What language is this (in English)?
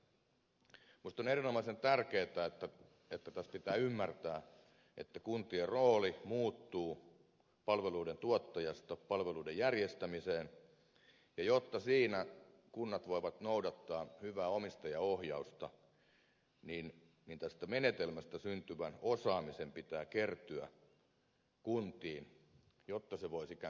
Finnish